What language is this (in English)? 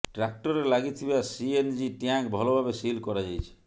Odia